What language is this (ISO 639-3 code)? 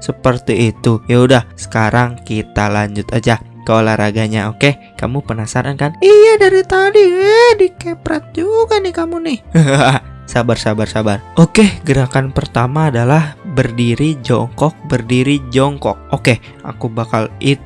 ind